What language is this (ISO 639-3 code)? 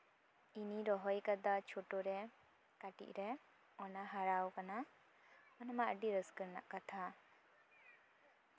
sat